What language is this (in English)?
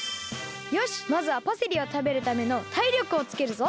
Japanese